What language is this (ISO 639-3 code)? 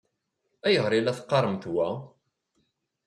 kab